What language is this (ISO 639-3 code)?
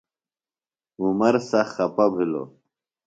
phl